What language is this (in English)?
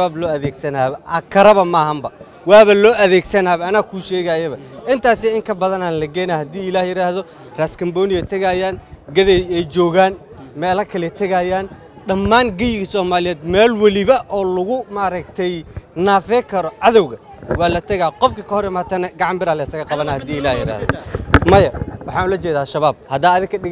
Arabic